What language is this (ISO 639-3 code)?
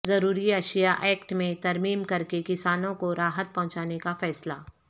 urd